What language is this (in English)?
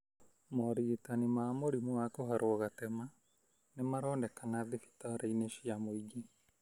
Kikuyu